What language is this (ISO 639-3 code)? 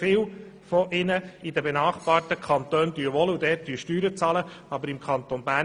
gsw